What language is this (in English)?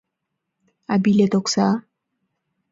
Mari